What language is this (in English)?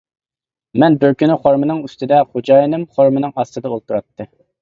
Uyghur